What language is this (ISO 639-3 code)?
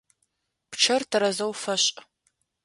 ady